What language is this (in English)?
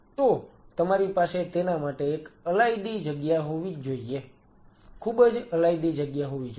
Gujarati